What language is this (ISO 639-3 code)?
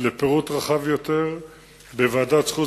heb